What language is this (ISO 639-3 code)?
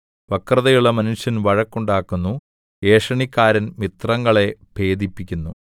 mal